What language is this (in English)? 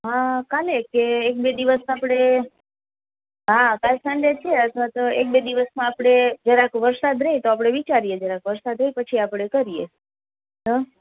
Gujarati